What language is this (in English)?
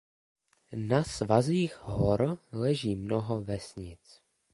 Czech